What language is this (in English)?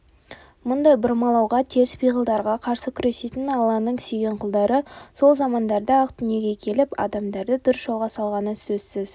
Kazakh